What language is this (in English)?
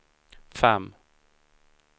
Swedish